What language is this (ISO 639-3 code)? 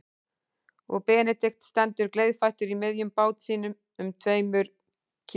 isl